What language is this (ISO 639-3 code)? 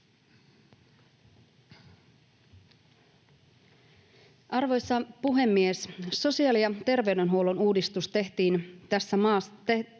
fin